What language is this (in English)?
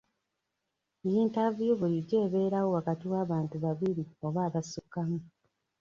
Ganda